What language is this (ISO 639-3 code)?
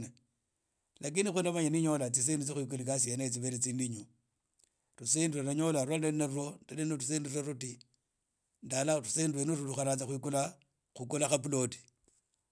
ida